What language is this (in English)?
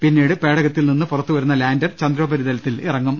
Malayalam